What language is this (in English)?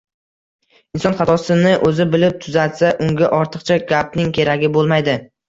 Uzbek